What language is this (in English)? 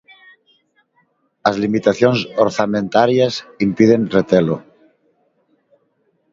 Galician